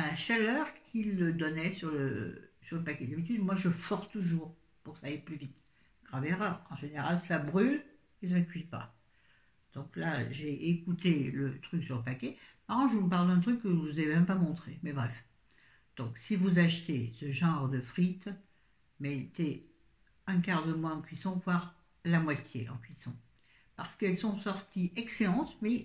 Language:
French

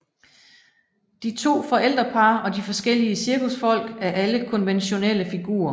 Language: Danish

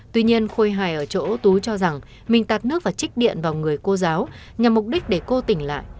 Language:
Vietnamese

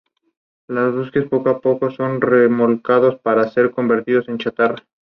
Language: Spanish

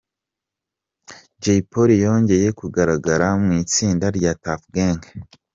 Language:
Kinyarwanda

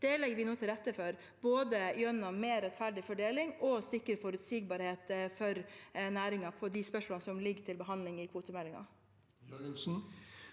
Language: Norwegian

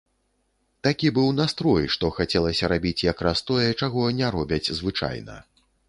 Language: Belarusian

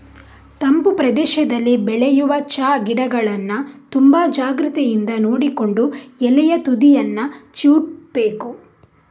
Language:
Kannada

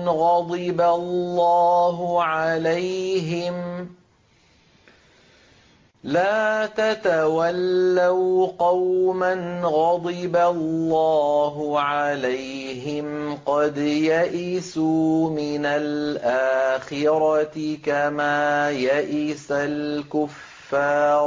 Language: Arabic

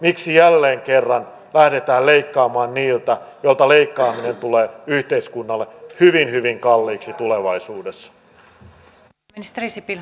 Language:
Finnish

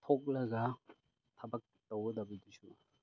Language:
Manipuri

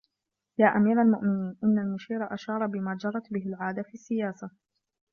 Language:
Arabic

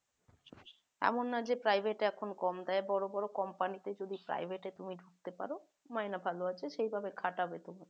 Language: Bangla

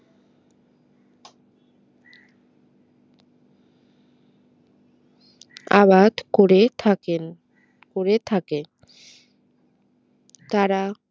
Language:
Bangla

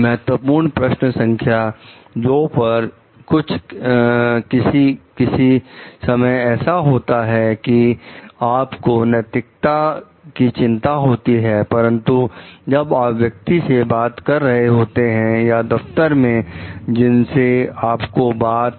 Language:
Hindi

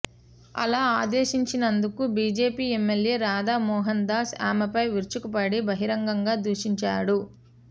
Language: Telugu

